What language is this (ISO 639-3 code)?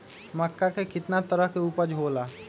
mag